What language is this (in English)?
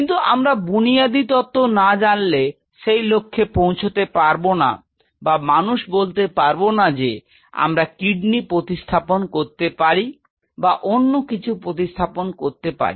Bangla